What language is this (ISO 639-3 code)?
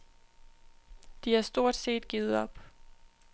dan